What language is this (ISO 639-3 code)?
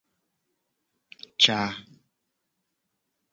gej